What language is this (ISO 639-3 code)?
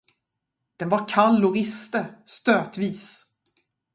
swe